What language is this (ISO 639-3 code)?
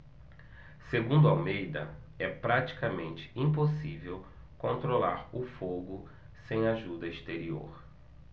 por